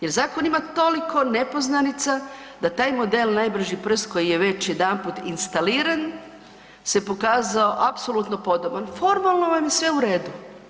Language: Croatian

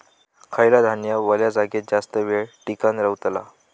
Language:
Marathi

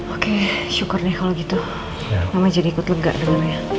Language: Indonesian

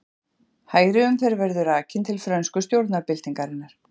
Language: Icelandic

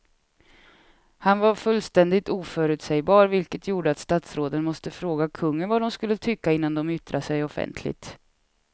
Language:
Swedish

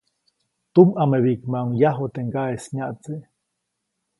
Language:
Copainalá Zoque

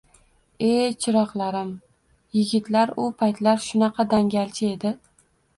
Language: Uzbek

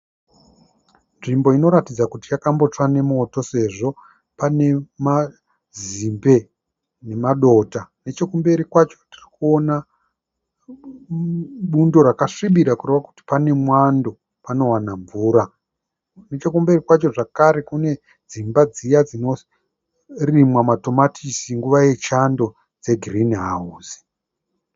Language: Shona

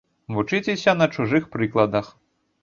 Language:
Belarusian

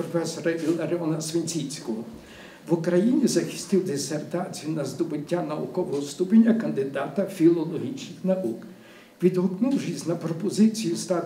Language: Ukrainian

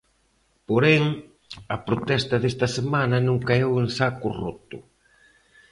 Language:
Galician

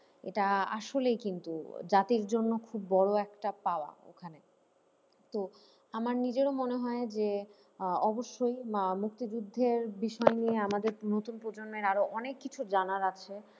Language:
Bangla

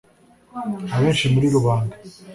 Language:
Kinyarwanda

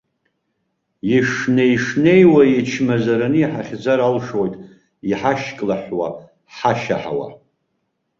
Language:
Abkhazian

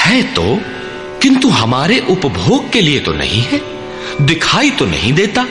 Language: Hindi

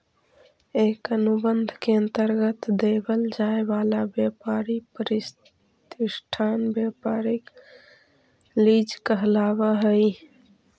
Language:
Magahi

